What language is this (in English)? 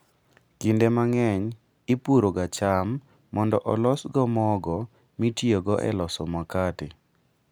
Luo (Kenya and Tanzania)